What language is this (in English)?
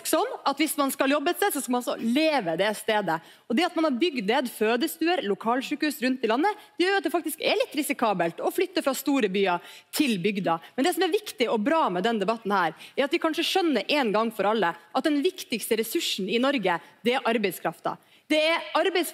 Norwegian